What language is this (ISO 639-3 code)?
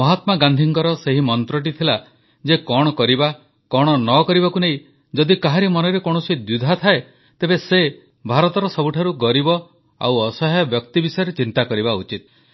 ori